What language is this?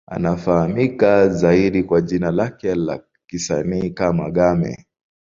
Swahili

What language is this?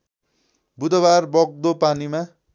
Nepali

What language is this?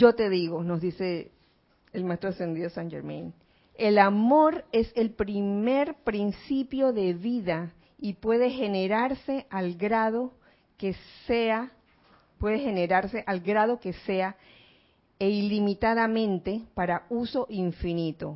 Spanish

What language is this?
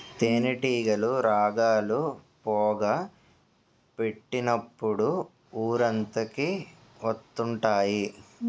Telugu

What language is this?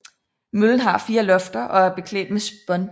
Danish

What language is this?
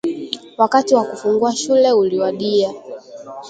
Swahili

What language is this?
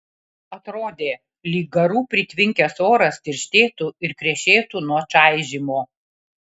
Lithuanian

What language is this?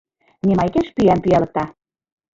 Mari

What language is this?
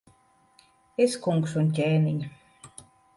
Latvian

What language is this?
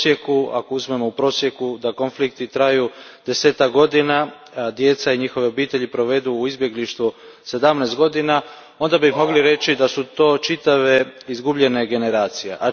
Croatian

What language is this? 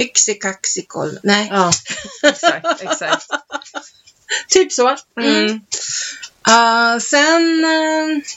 Swedish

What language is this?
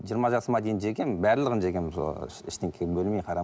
Kazakh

